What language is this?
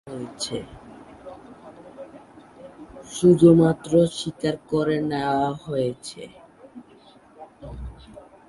Bangla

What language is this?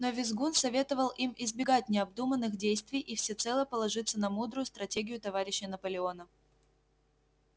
Russian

